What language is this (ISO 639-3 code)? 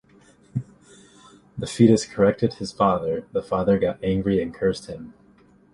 eng